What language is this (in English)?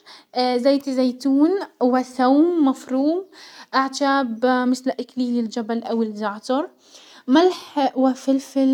Hijazi Arabic